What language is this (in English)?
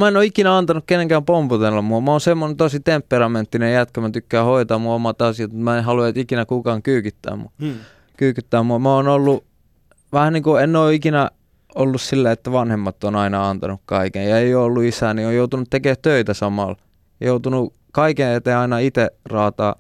Finnish